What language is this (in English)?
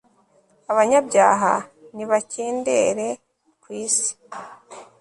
Kinyarwanda